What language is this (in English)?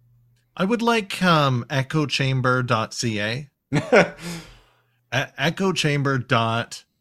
English